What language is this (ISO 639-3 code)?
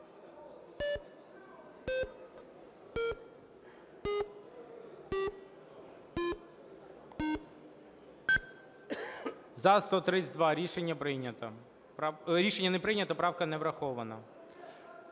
ukr